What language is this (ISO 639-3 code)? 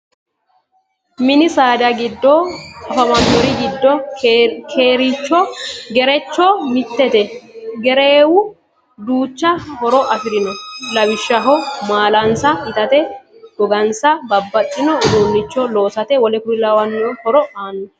sid